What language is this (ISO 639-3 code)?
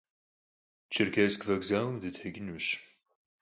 kbd